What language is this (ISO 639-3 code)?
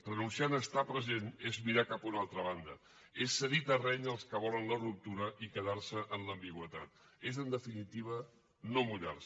cat